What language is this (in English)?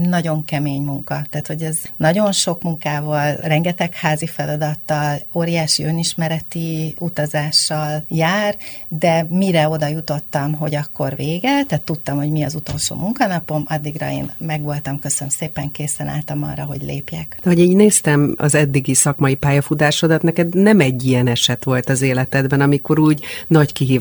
Hungarian